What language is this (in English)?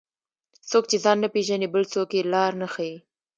Pashto